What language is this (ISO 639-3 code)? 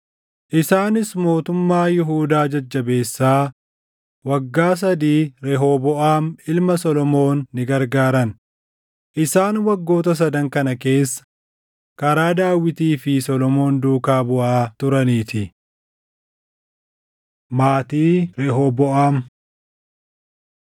orm